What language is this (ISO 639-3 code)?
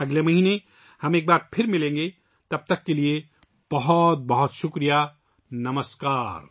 urd